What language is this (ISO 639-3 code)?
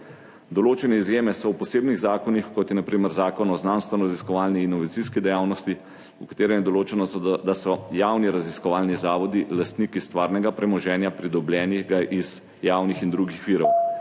slv